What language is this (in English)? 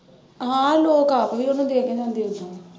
Punjabi